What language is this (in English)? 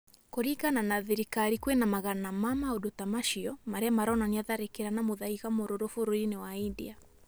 Kikuyu